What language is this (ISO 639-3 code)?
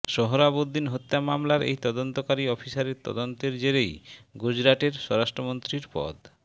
ben